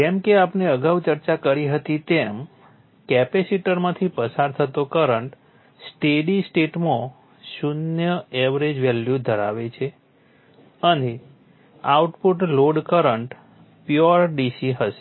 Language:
Gujarati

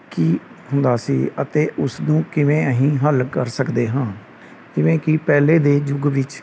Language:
Punjabi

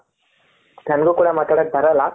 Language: Kannada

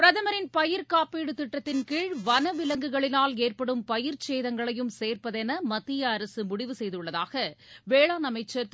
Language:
Tamil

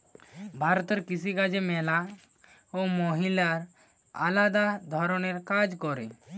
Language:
Bangla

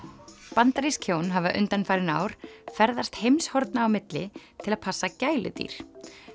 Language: Icelandic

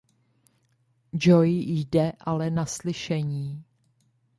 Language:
Czech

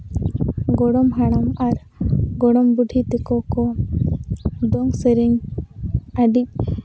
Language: Santali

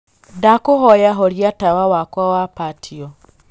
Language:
Kikuyu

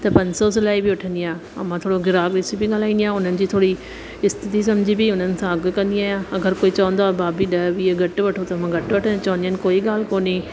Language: Sindhi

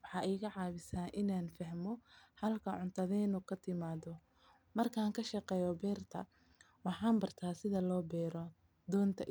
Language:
Somali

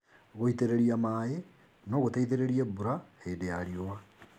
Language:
Kikuyu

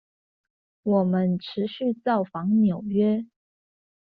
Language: Chinese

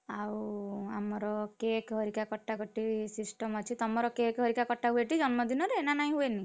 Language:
Odia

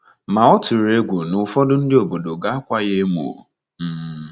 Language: Igbo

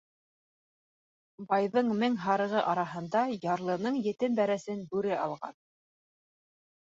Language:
Bashkir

